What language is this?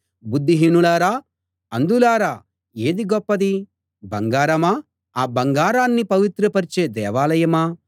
Telugu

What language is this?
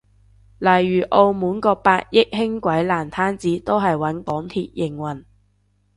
Cantonese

